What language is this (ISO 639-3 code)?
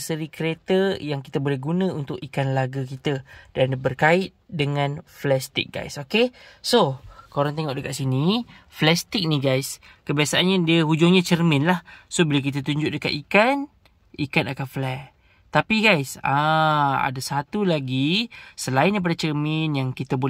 msa